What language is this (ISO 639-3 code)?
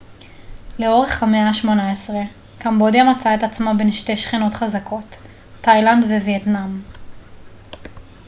heb